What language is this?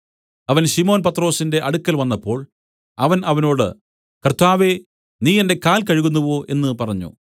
Malayalam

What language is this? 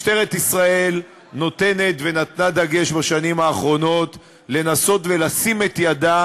Hebrew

